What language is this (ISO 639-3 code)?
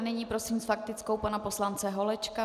ces